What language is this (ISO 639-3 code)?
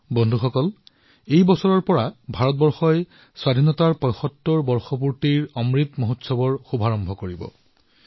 asm